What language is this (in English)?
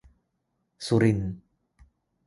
Thai